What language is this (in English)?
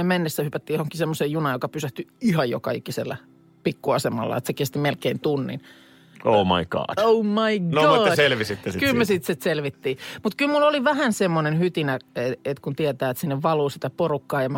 Finnish